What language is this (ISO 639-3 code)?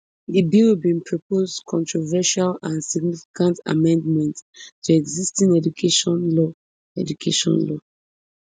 pcm